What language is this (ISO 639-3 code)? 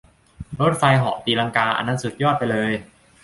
tha